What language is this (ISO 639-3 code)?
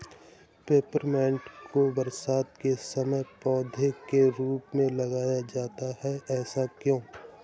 hin